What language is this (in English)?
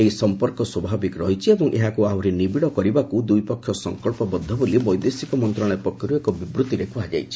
Odia